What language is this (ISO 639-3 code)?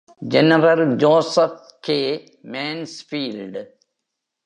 tam